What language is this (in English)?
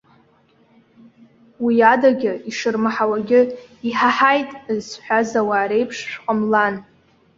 Abkhazian